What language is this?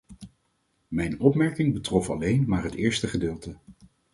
Dutch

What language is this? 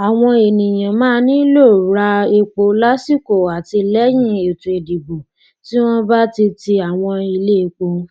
Yoruba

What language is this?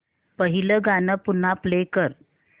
Marathi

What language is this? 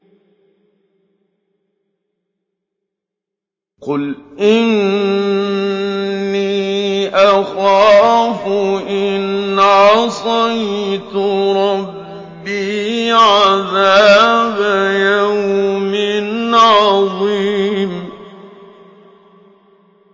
Arabic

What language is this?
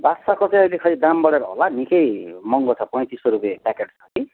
Nepali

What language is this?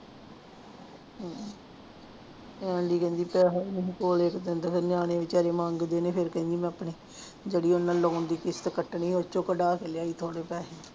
Punjabi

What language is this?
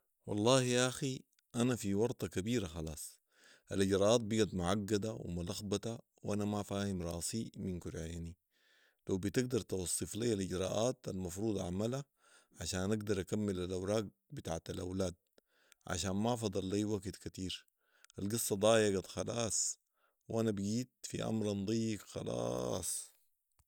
Sudanese Arabic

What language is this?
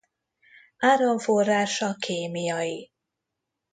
Hungarian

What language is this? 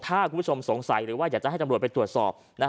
Thai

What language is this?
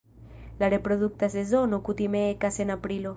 Esperanto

